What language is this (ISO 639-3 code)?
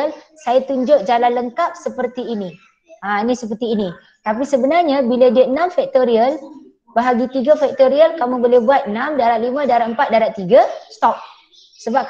msa